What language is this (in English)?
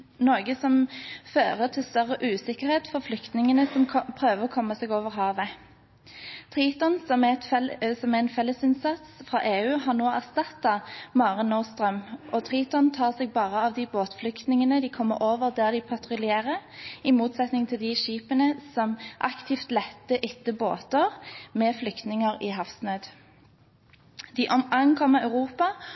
Norwegian Bokmål